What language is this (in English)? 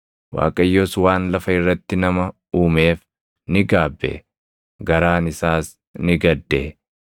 Oromo